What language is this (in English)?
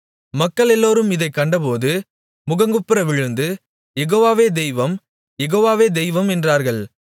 Tamil